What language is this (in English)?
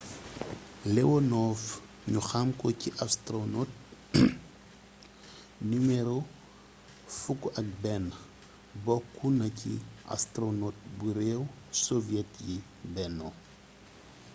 Wolof